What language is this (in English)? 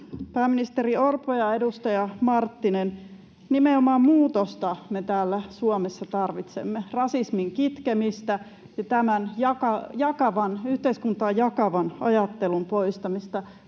Finnish